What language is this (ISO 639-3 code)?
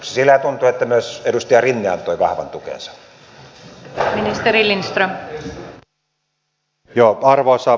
fin